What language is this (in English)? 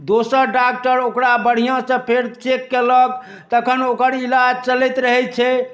Maithili